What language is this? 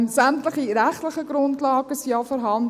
Swiss German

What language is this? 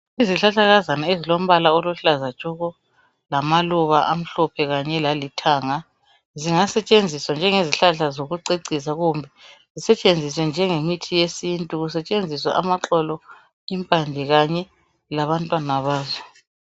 North Ndebele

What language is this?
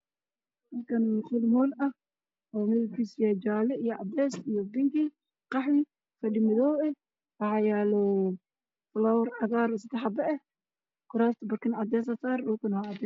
Somali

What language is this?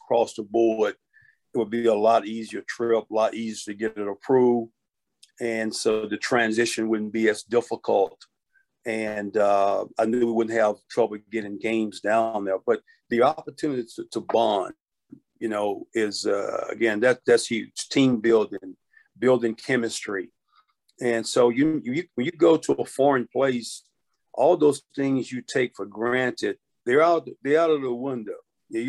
English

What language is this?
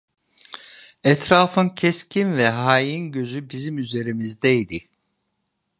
Turkish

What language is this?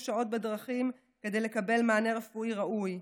Hebrew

